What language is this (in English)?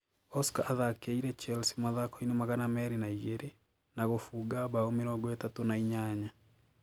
Kikuyu